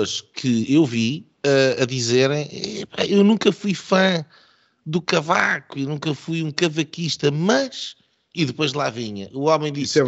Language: Portuguese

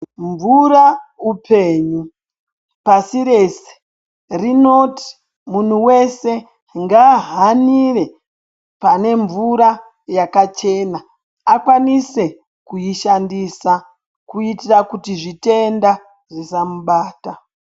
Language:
Ndau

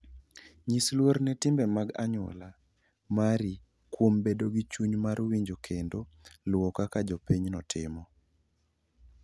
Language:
Luo (Kenya and Tanzania)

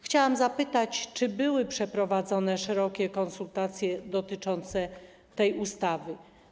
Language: Polish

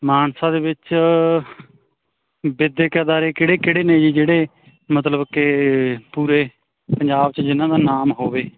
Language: Punjabi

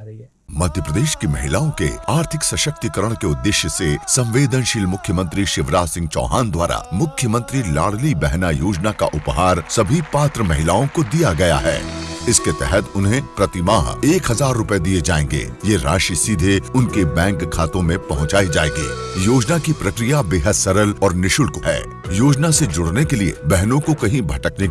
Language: Hindi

